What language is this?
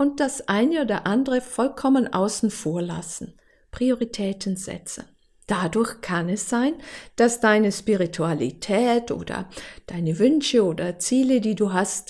German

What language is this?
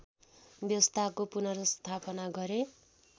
Nepali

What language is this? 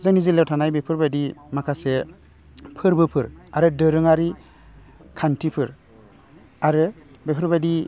Bodo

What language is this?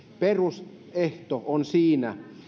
Finnish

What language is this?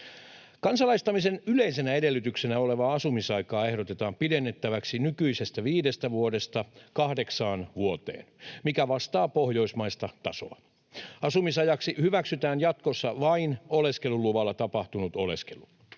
Finnish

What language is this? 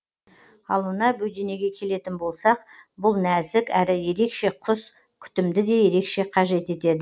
Kazakh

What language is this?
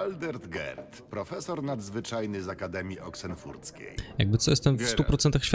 Polish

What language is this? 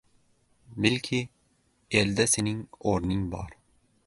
Uzbek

